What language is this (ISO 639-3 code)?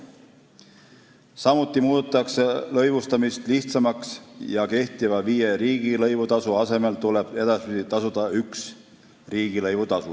est